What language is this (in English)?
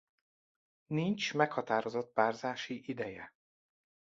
Hungarian